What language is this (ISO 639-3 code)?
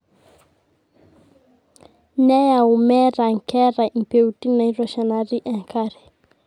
mas